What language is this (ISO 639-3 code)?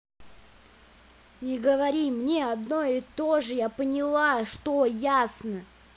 rus